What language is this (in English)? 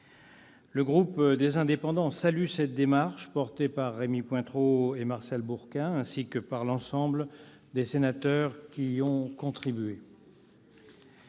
French